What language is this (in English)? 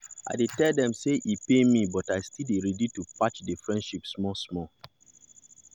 Nigerian Pidgin